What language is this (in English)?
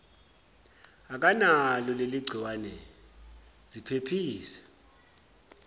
Zulu